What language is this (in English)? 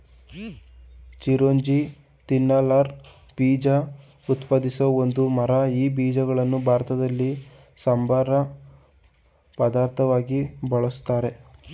Kannada